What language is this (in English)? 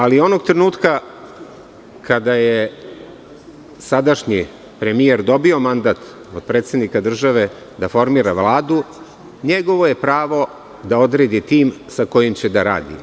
Serbian